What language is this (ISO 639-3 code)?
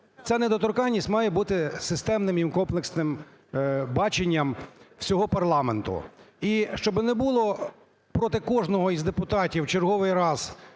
ukr